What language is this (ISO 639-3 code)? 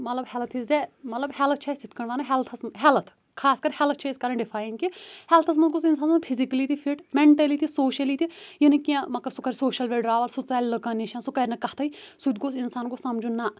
kas